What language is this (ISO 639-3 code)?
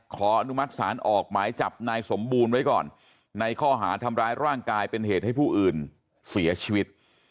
tha